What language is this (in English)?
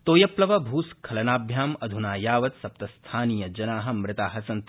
Sanskrit